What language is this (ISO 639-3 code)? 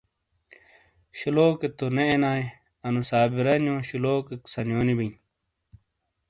scl